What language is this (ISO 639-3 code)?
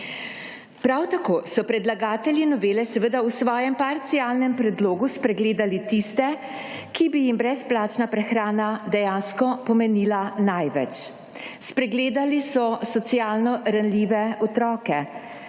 slv